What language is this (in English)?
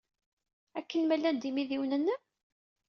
Kabyle